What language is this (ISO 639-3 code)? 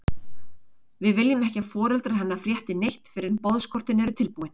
isl